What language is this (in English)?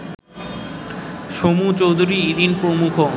Bangla